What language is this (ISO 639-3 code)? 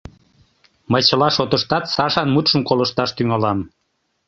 chm